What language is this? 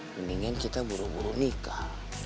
Indonesian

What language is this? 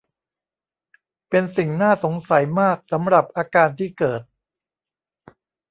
Thai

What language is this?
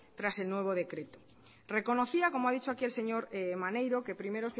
Spanish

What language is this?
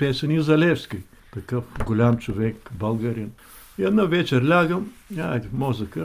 Bulgarian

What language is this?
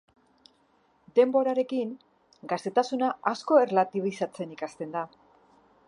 Basque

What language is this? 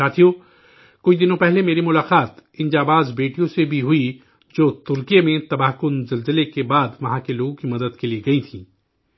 Urdu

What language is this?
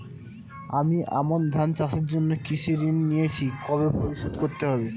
Bangla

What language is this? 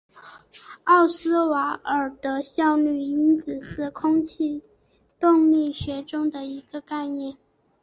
Chinese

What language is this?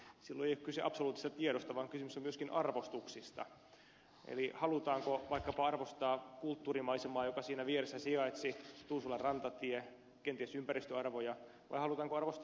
Finnish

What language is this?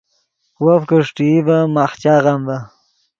Yidgha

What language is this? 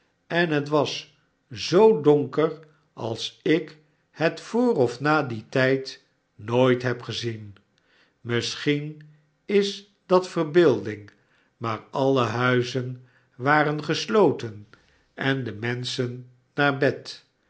Dutch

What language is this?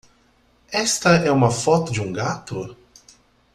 Portuguese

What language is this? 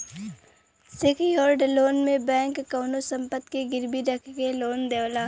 Bhojpuri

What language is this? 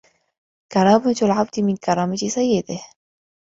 Arabic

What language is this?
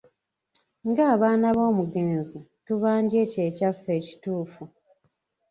Ganda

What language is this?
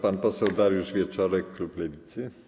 Polish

